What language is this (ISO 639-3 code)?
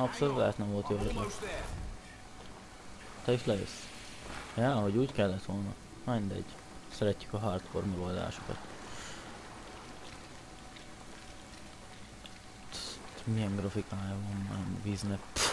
hun